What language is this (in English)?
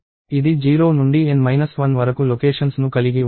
Telugu